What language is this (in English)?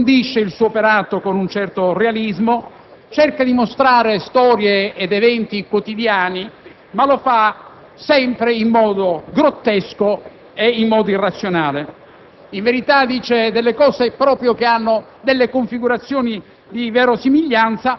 Italian